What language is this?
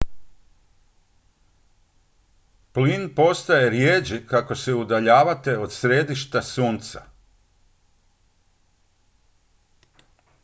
Croatian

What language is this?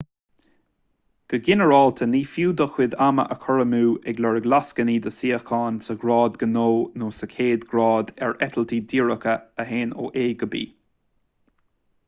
Irish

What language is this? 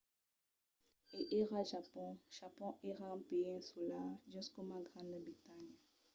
Occitan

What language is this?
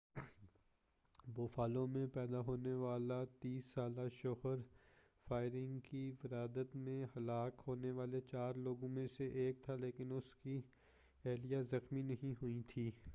Urdu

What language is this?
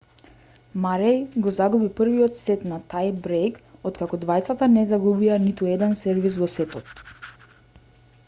Macedonian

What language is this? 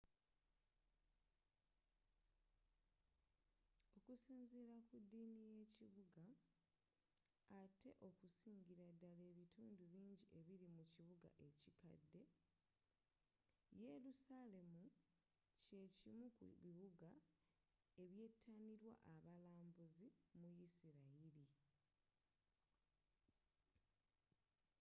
Ganda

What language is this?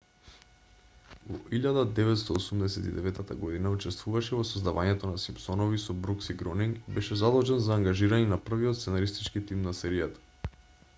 Macedonian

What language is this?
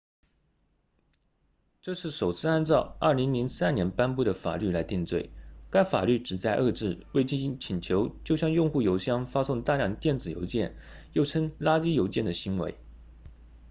Chinese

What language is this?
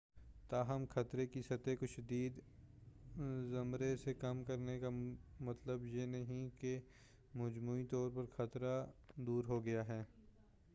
Urdu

